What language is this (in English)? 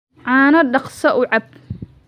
Somali